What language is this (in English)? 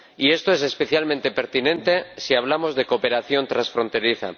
Spanish